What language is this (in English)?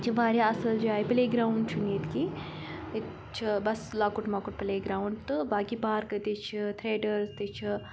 Kashmiri